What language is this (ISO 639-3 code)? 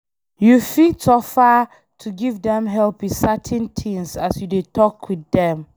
pcm